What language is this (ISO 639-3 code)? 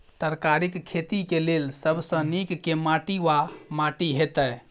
mai